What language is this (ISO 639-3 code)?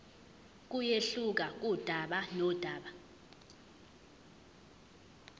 zul